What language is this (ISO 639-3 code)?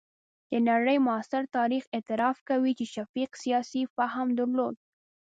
pus